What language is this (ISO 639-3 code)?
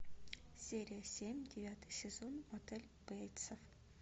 rus